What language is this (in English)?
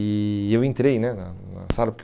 Portuguese